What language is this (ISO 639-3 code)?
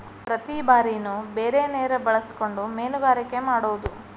kan